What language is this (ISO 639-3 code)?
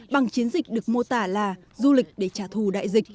vie